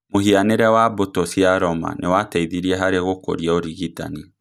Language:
Kikuyu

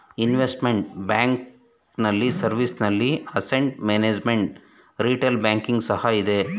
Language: Kannada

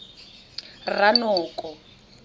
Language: Tswana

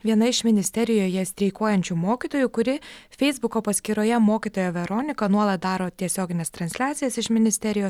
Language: Lithuanian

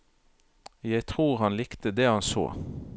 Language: Norwegian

